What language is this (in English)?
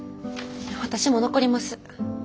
Japanese